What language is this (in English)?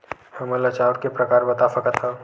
Chhattisgarhi